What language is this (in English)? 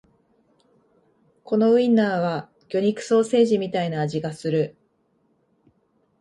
Japanese